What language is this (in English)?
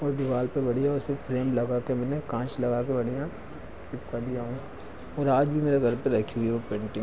Hindi